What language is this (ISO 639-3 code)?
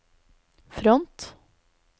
nor